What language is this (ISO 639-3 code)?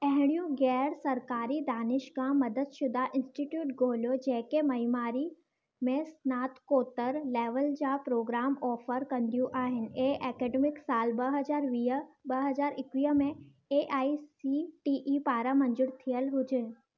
snd